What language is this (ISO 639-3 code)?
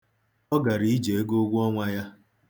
ibo